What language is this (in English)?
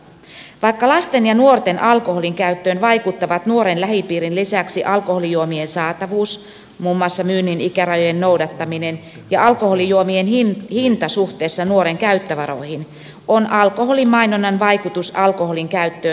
Finnish